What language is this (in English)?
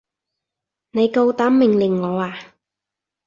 Cantonese